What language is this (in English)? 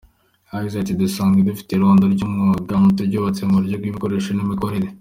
Kinyarwanda